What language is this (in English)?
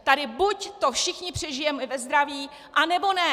Czech